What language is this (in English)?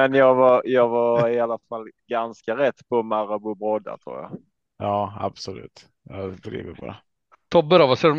Swedish